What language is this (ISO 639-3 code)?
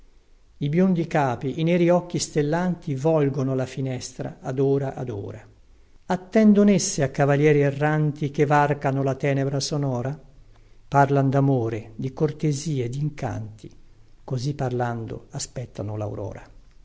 ita